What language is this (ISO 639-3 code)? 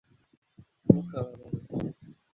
kin